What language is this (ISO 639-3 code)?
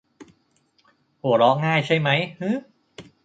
tha